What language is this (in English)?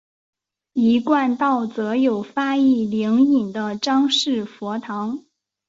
Chinese